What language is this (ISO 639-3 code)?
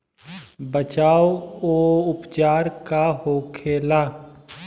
bho